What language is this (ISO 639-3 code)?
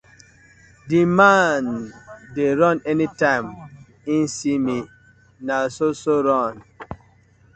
pcm